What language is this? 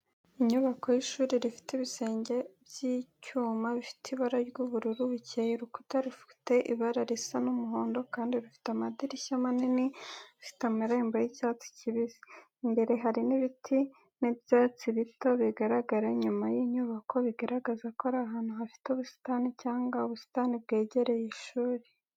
Kinyarwanda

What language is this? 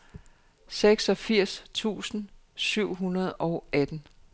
Danish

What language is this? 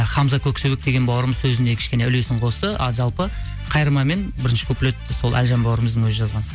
Kazakh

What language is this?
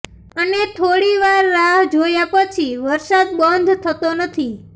Gujarati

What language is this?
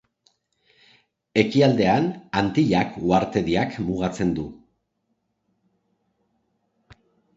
Basque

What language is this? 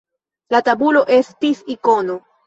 Esperanto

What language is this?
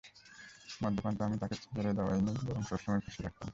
Bangla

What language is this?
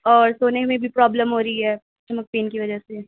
Urdu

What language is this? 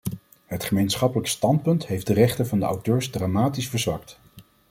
Dutch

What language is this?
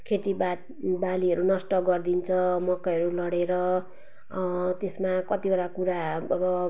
Nepali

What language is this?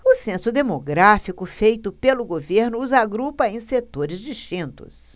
Portuguese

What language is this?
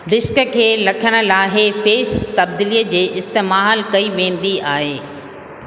Sindhi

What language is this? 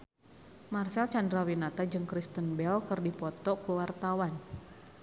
Sundanese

